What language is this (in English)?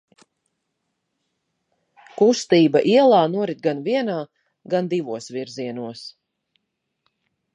Latvian